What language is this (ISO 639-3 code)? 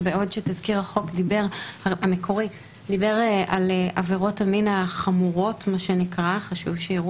heb